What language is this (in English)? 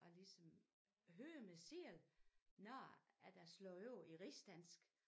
Danish